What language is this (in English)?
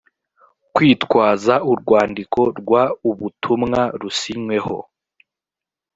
Kinyarwanda